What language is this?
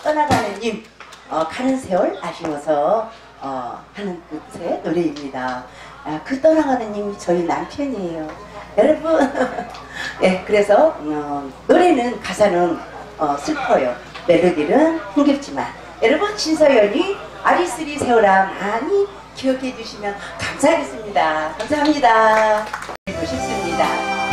Korean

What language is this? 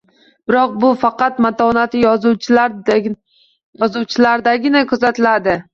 Uzbek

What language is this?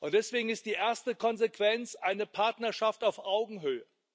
German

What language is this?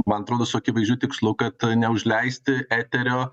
Lithuanian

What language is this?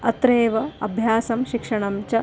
Sanskrit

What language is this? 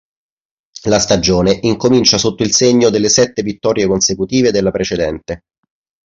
Italian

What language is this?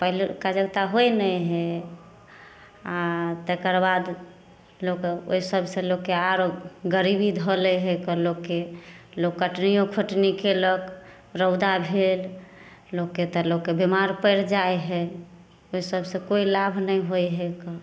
Maithili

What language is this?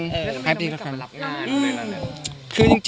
Thai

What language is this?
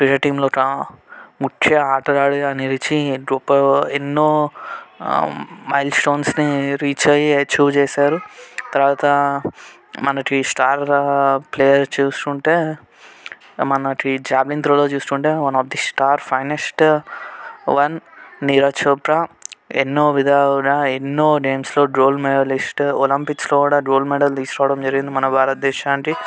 Telugu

